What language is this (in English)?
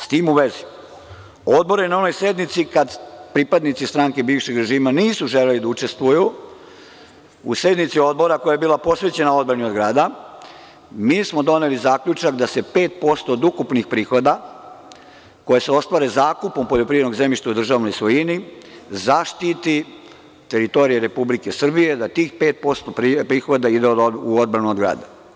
Serbian